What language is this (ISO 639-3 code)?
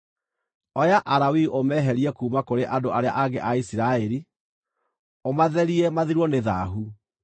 kik